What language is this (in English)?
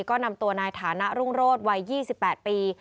Thai